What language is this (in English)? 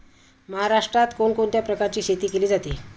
Marathi